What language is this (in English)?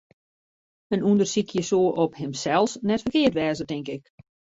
Western Frisian